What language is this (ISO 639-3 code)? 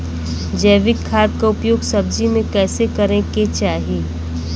bho